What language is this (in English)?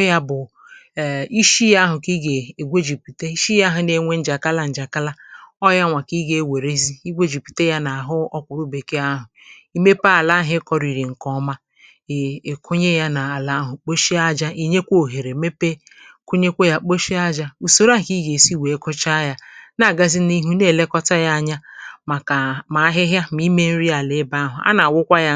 Igbo